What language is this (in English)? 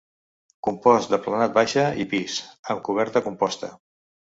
Catalan